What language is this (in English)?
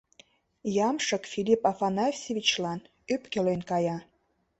Mari